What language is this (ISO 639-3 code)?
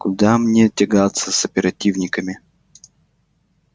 rus